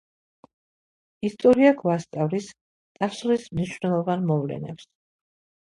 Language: Georgian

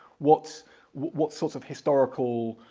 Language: English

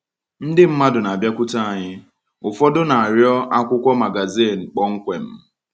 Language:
Igbo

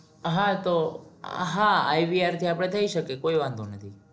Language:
Gujarati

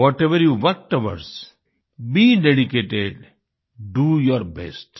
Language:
Hindi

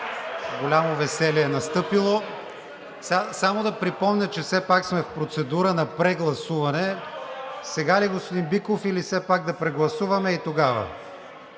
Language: Bulgarian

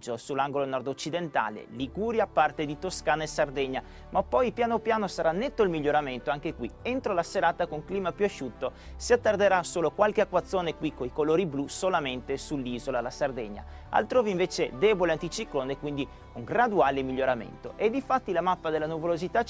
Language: Italian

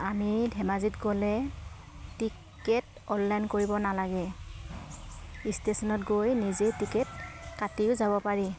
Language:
Assamese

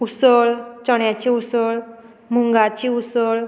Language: Konkani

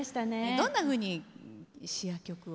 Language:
Japanese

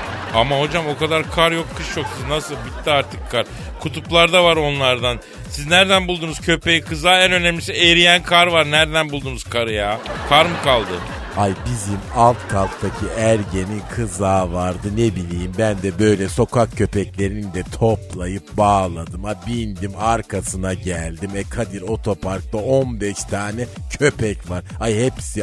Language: Turkish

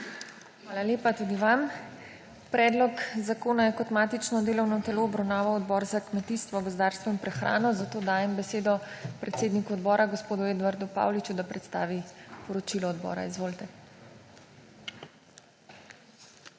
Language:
Slovenian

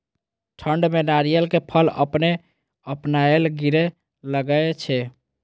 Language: Maithili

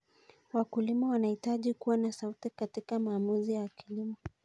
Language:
Kalenjin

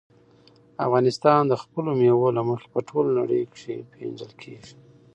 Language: Pashto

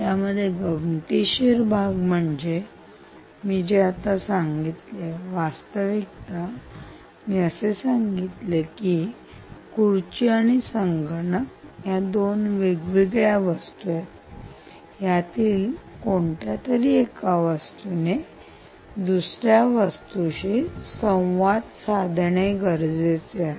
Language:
Marathi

